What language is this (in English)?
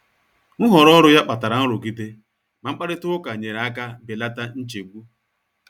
Igbo